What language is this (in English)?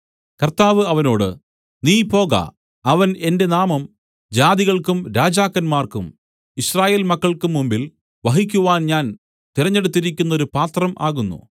Malayalam